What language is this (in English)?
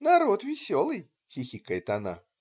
Russian